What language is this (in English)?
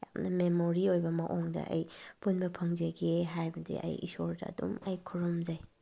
Manipuri